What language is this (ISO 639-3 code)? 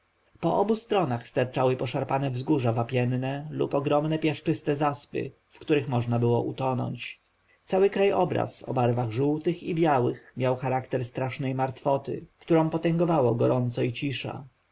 pol